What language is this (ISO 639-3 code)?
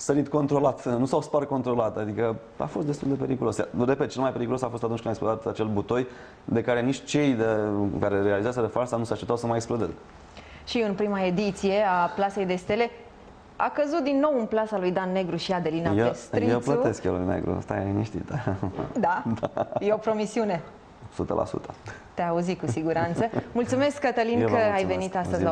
ron